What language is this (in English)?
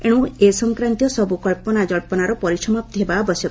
Odia